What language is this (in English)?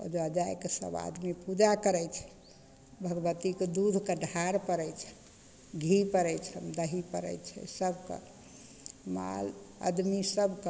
Maithili